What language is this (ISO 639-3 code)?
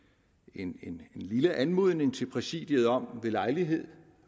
dan